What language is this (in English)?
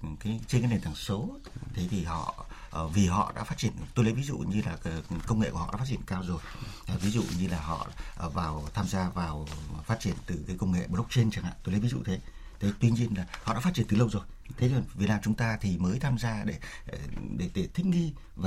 Vietnamese